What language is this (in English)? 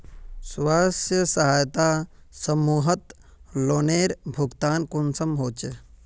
Magahi